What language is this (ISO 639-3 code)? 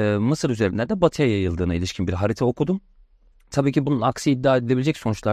tur